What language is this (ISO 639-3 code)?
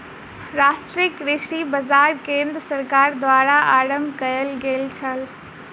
mai